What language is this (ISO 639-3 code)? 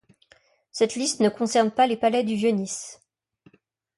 fra